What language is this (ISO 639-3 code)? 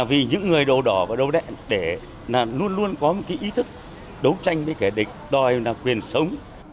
vie